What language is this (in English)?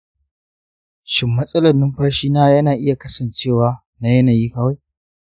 Hausa